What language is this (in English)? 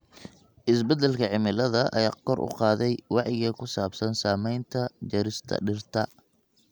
Somali